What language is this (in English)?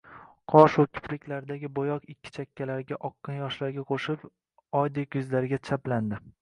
Uzbek